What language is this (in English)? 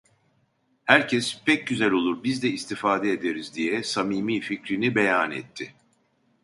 Turkish